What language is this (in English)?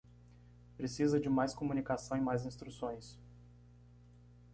Portuguese